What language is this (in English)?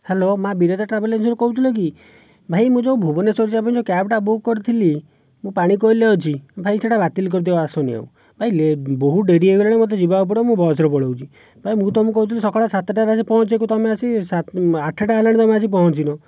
Odia